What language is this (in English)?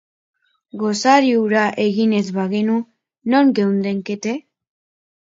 Basque